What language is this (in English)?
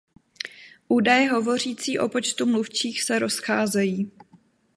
Czech